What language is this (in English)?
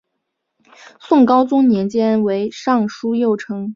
Chinese